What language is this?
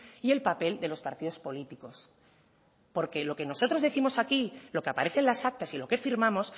Spanish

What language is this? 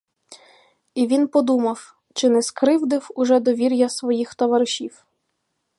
Ukrainian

